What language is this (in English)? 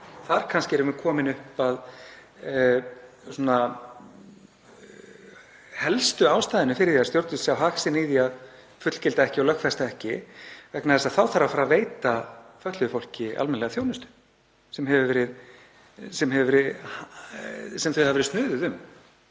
Icelandic